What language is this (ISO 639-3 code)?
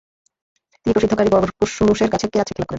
ben